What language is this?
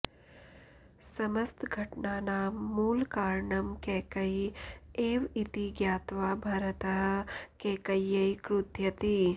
Sanskrit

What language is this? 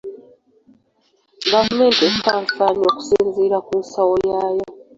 Ganda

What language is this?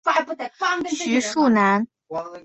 Chinese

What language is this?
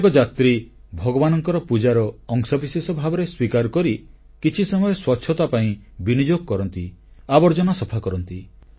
Odia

